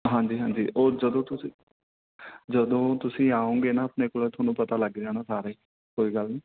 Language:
Punjabi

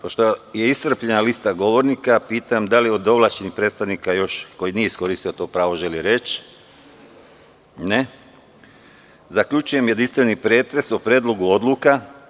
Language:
Serbian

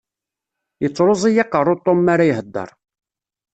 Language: Kabyle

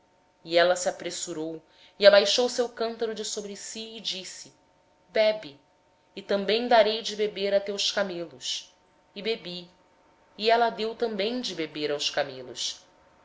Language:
Portuguese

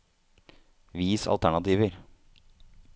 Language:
Norwegian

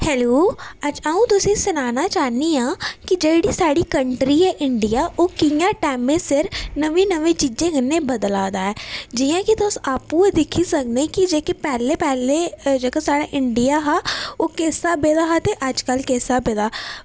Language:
Dogri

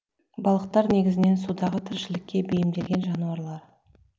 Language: Kazakh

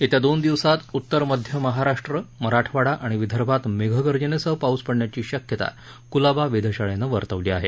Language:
Marathi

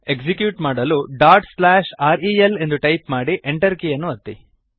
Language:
Kannada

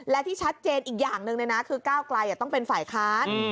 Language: Thai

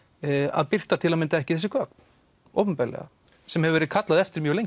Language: Icelandic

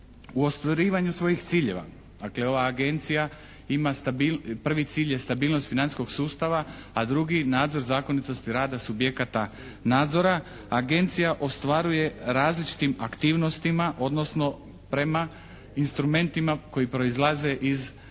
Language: Croatian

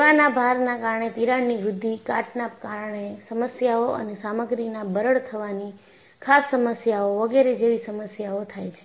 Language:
Gujarati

